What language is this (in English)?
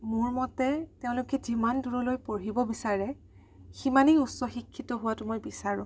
Assamese